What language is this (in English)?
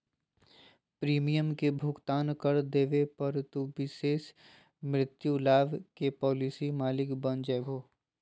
Magahi